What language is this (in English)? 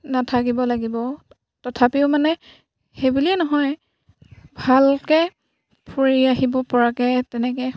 Assamese